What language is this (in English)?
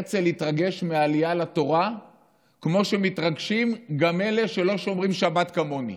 Hebrew